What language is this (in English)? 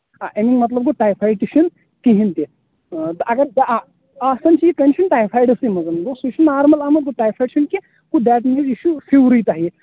Kashmiri